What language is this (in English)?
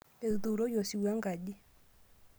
Masai